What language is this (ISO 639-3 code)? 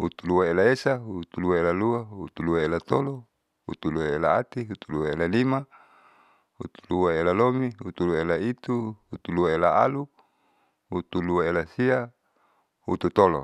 sau